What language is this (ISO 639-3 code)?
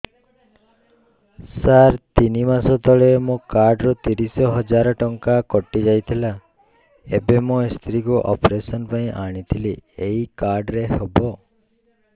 ori